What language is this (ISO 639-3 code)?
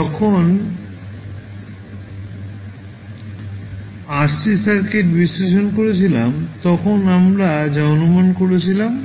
ben